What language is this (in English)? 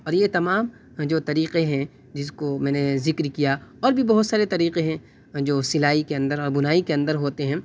Urdu